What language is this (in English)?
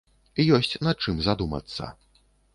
Belarusian